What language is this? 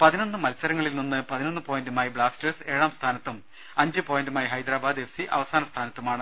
Malayalam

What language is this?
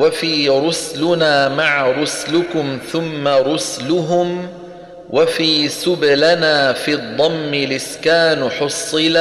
Arabic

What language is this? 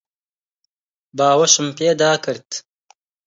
Central Kurdish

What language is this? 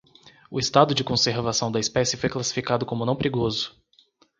Portuguese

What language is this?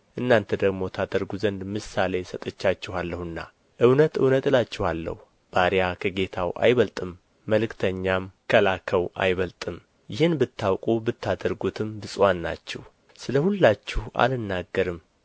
Amharic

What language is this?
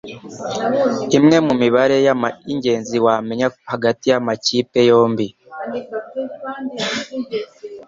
Kinyarwanda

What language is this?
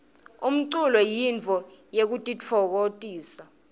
Swati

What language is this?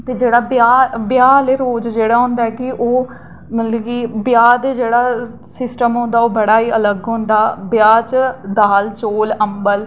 Dogri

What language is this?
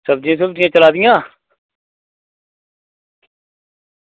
Dogri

